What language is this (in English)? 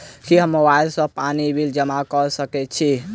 Maithili